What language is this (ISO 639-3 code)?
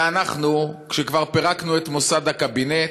heb